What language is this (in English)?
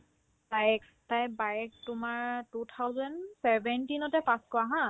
Assamese